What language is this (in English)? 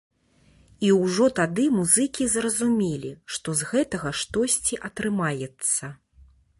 Belarusian